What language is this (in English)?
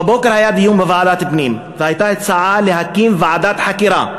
Hebrew